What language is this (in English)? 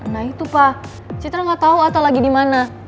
Indonesian